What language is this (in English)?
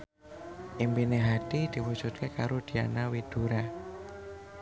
Javanese